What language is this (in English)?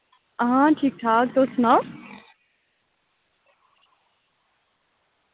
Dogri